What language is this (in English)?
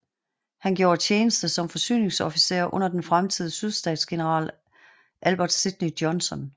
Danish